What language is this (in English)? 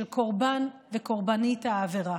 Hebrew